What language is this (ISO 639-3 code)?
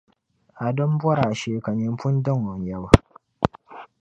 dag